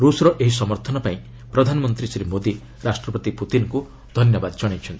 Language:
Odia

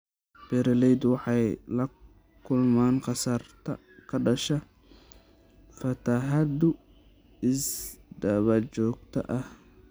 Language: Somali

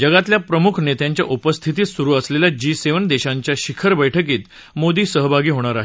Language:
Marathi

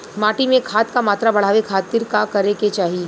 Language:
Bhojpuri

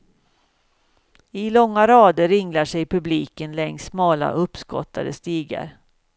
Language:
Swedish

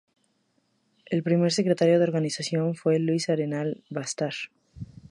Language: Spanish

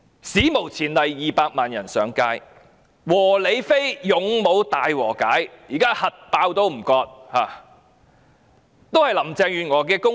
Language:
Cantonese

